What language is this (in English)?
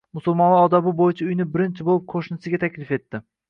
Uzbek